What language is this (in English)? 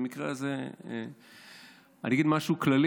Hebrew